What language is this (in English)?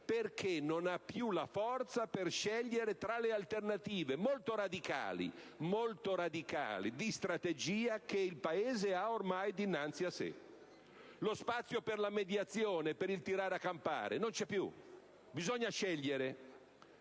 Italian